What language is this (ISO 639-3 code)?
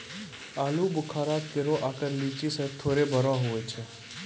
mai